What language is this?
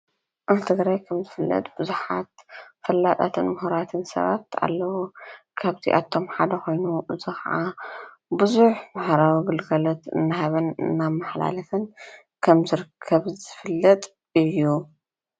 Tigrinya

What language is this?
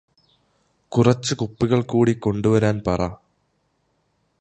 Malayalam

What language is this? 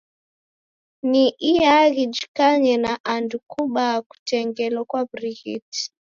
Taita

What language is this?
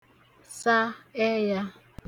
Igbo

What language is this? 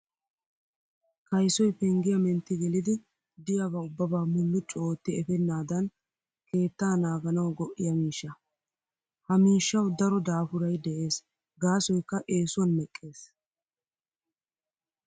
Wolaytta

